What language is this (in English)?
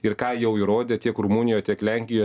Lithuanian